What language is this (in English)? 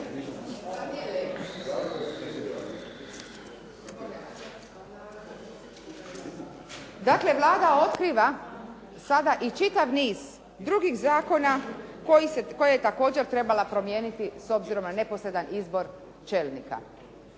Croatian